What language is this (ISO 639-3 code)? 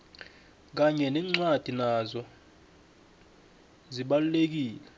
nbl